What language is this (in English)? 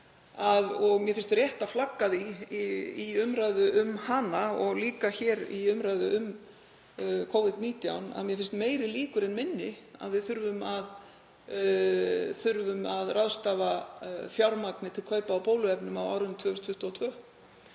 Icelandic